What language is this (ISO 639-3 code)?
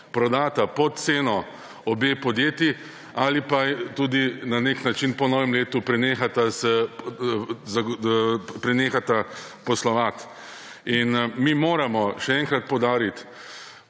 slv